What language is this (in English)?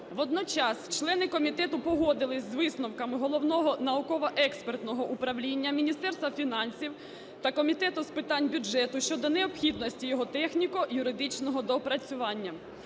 Ukrainian